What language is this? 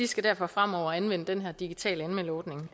Danish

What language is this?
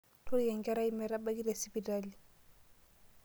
Masai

